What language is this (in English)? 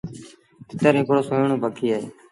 Sindhi Bhil